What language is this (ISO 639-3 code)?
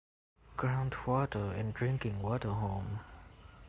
eng